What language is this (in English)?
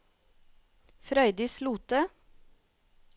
Norwegian